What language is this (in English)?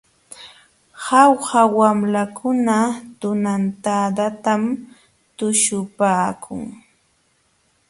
Jauja Wanca Quechua